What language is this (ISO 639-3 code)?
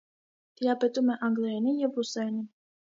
hye